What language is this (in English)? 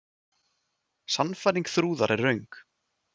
Icelandic